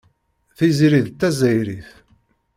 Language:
Kabyle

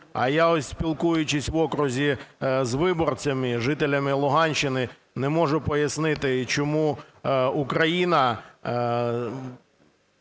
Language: Ukrainian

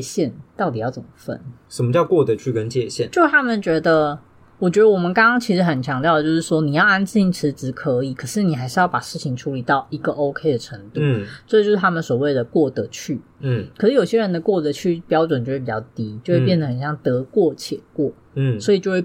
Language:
Chinese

